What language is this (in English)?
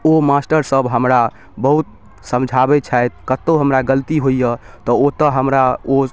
Maithili